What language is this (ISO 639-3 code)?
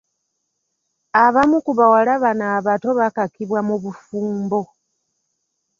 lug